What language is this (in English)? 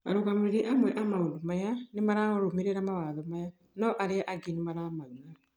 Kikuyu